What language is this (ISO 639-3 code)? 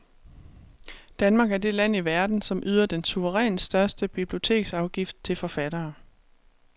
dan